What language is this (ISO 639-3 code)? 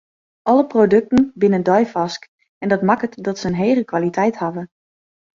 fry